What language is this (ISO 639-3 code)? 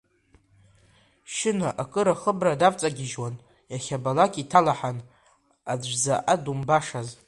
abk